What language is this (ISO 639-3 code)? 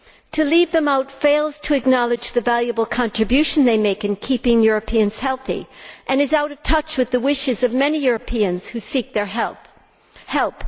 eng